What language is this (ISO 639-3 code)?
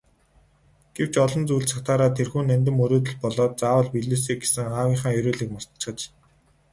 mon